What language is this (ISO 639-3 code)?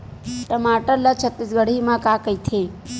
hne